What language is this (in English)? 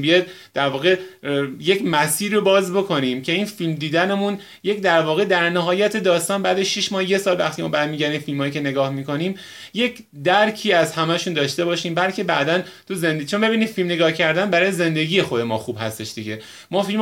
Persian